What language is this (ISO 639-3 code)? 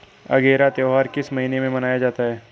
hin